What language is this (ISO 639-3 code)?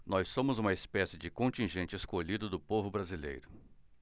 por